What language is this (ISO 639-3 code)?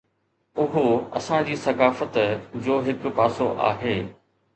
snd